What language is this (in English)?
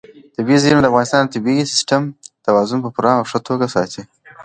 Pashto